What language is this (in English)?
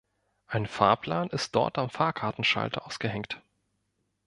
German